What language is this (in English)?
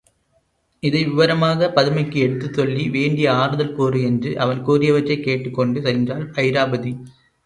Tamil